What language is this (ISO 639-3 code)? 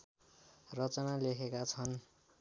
nep